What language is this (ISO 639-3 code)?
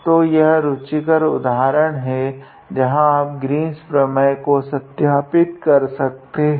hin